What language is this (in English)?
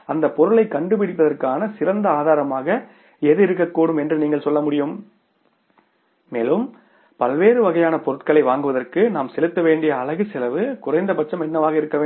Tamil